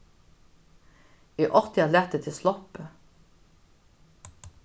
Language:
Faroese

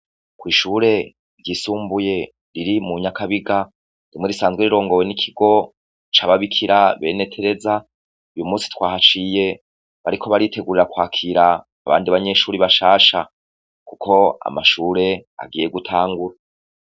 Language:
Rundi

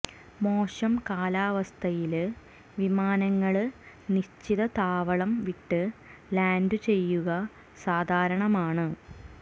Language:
Malayalam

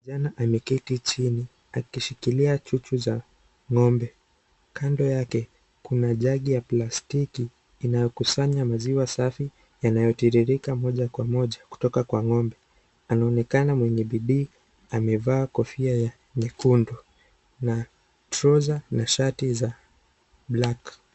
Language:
Swahili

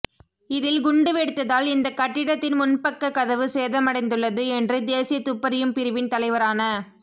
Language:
Tamil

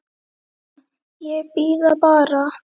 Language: Icelandic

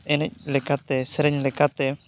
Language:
Santali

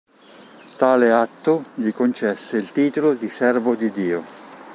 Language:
Italian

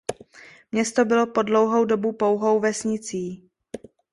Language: Czech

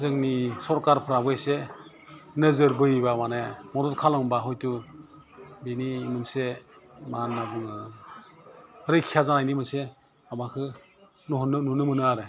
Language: Bodo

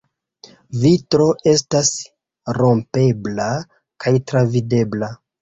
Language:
Esperanto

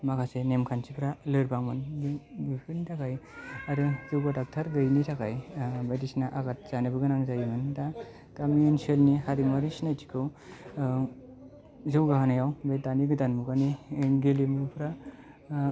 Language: Bodo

